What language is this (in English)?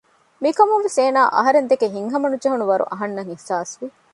Divehi